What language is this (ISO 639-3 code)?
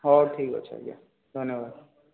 ori